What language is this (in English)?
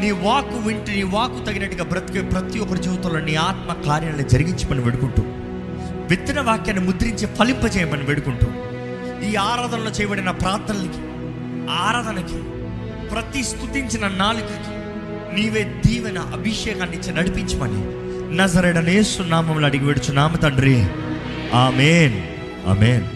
Telugu